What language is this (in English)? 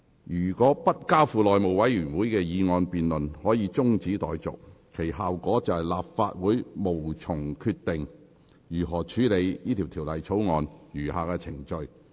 Cantonese